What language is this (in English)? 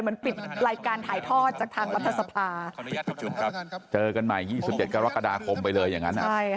Thai